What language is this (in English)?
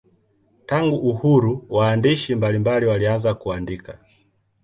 Swahili